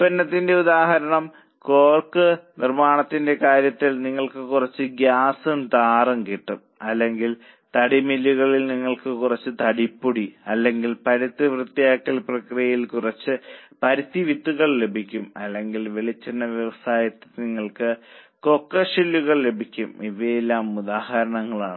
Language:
Malayalam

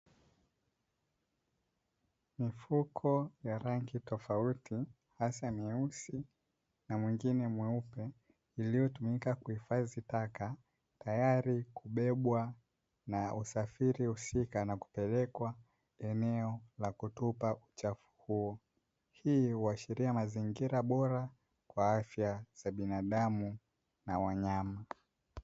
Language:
Swahili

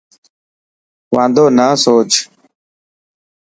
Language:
Dhatki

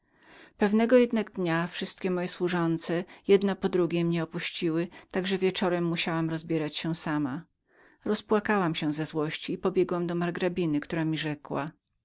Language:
Polish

